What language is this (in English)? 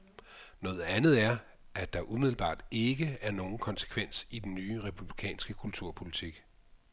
Danish